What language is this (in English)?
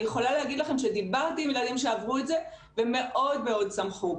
Hebrew